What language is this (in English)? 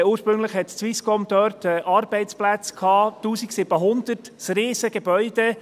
Swiss German